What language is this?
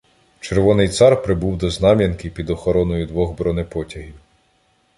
Ukrainian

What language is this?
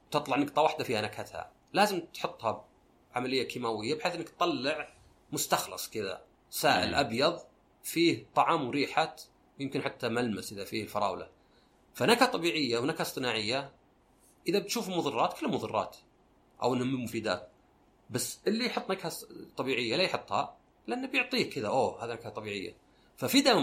Arabic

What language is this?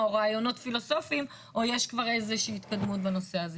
Hebrew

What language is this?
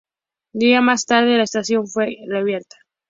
Spanish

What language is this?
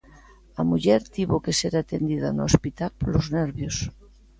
Galician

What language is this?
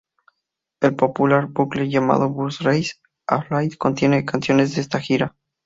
Spanish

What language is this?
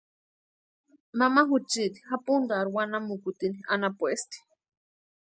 Western Highland Purepecha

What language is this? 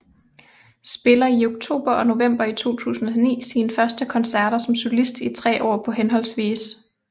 Danish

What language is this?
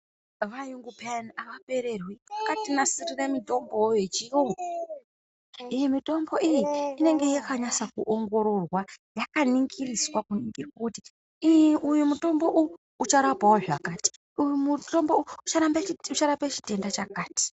Ndau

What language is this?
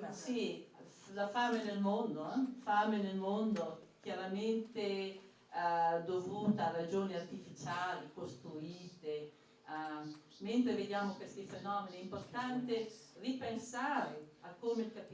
Italian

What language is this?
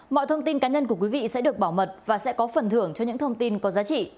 Vietnamese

